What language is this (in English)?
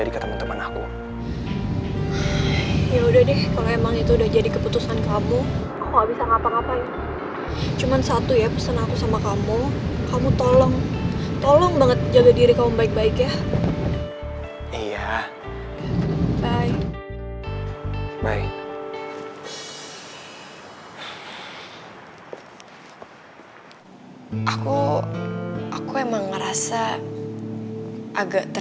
Indonesian